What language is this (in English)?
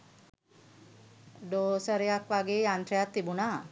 Sinhala